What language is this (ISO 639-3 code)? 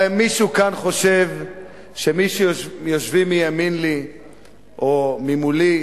heb